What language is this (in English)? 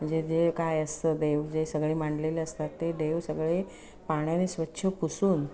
Marathi